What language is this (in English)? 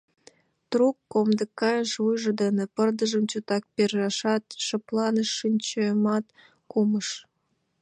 Mari